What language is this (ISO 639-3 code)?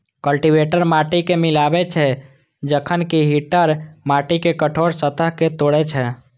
mai